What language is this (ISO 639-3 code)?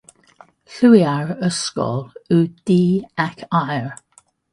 cym